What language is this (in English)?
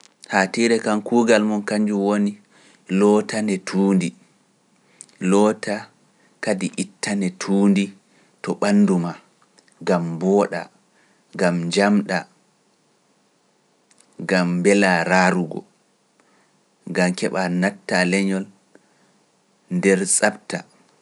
Pular